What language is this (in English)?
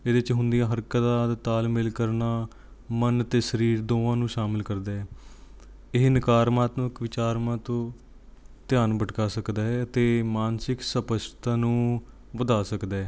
Punjabi